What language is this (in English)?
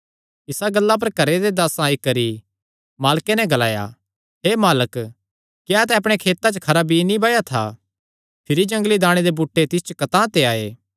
Kangri